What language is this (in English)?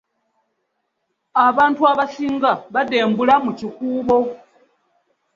Ganda